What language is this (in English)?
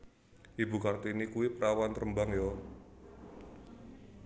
Javanese